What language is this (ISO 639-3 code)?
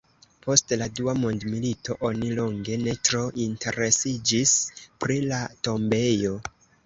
epo